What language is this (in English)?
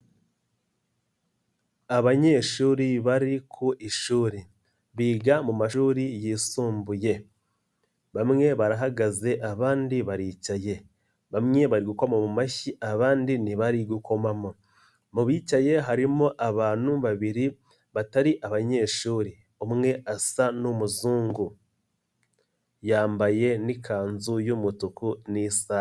Kinyarwanda